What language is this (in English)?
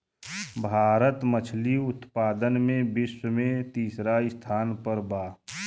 Bhojpuri